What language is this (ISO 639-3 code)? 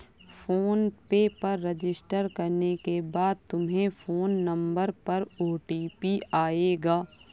hin